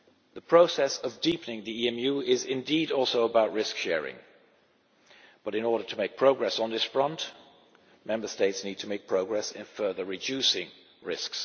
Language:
English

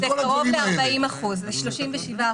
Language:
Hebrew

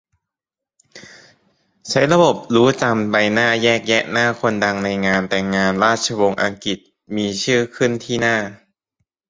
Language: Thai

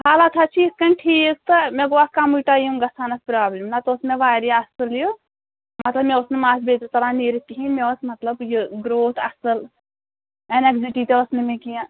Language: Kashmiri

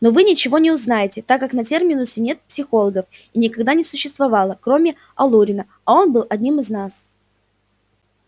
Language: Russian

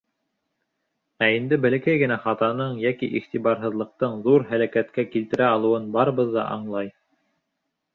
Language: Bashkir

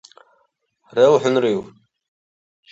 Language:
Dargwa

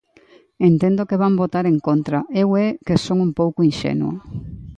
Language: Galician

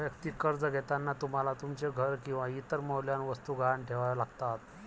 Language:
Marathi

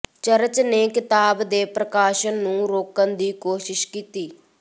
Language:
Punjabi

